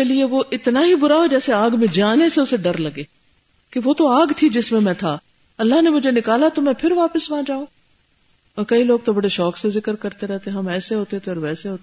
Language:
Urdu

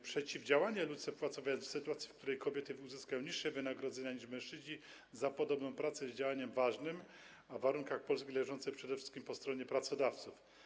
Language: Polish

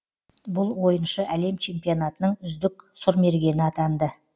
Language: Kazakh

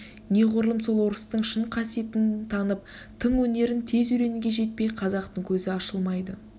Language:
Kazakh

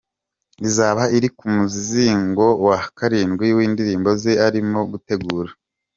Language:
Kinyarwanda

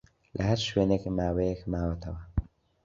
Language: Central Kurdish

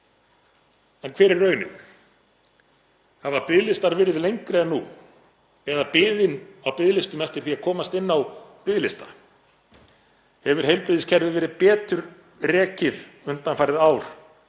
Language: Icelandic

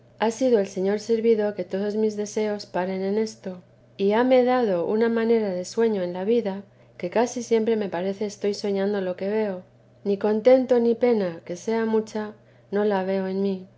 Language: Spanish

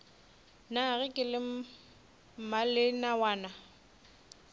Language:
Northern Sotho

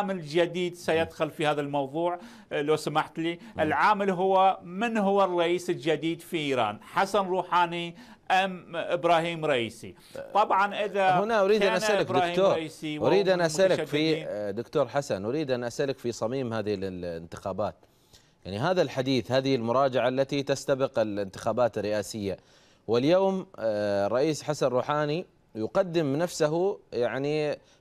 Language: Arabic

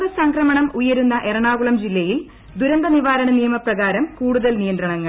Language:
Malayalam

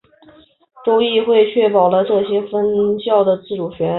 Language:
Chinese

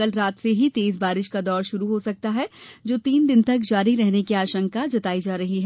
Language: Hindi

